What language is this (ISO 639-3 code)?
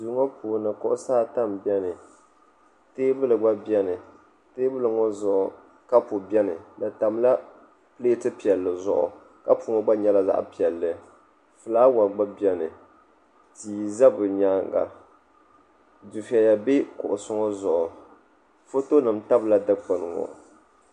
dag